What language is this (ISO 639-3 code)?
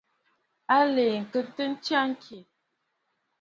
bfd